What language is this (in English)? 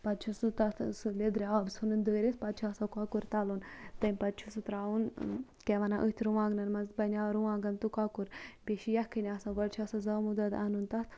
Kashmiri